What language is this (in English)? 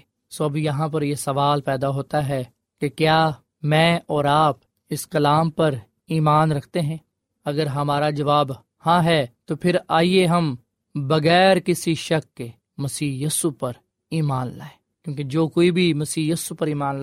Urdu